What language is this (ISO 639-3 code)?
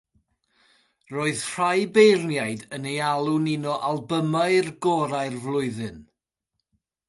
cym